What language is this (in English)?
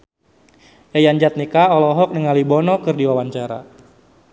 Sundanese